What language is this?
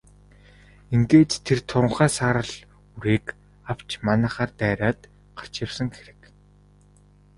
Mongolian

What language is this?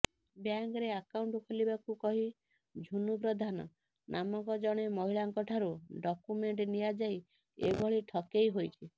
Odia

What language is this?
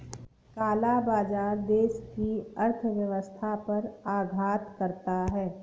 Hindi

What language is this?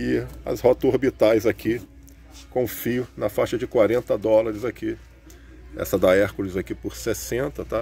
Portuguese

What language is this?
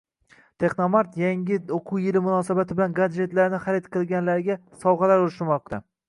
Uzbek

